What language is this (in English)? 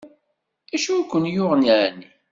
Kabyle